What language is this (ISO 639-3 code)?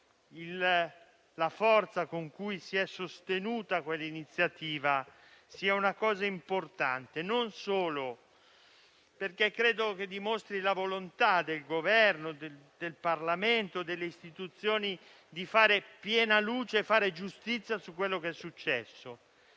ita